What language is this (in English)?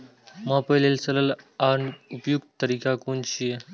Maithili